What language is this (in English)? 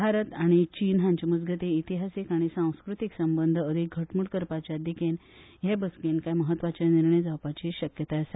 Konkani